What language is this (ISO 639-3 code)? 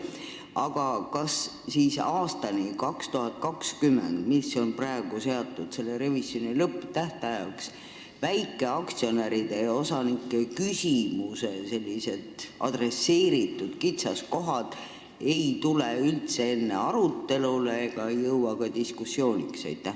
est